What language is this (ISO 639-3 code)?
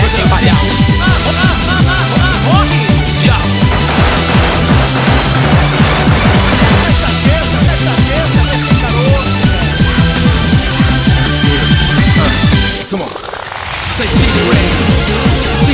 por